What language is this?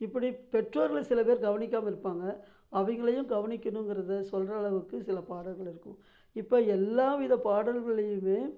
Tamil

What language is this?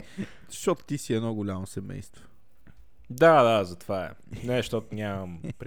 Bulgarian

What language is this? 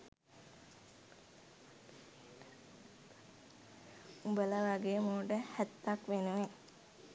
Sinhala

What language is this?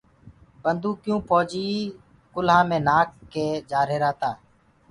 Gurgula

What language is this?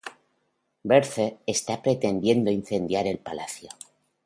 Spanish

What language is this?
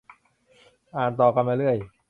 Thai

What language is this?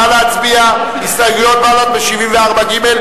Hebrew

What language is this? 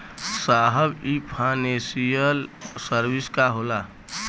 Bhojpuri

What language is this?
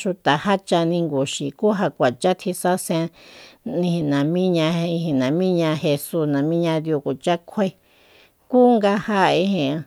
Soyaltepec Mazatec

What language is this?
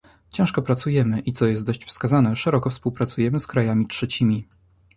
Polish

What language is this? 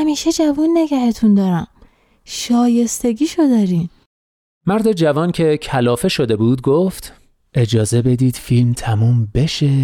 Persian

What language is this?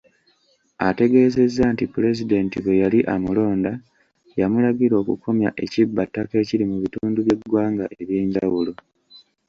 Ganda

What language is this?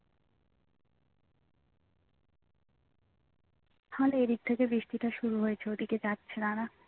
Bangla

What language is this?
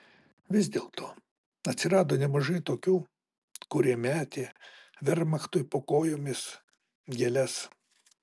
Lithuanian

